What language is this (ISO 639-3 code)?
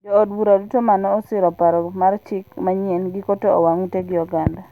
luo